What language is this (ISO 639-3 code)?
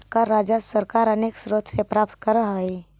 mag